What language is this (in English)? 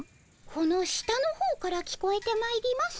Japanese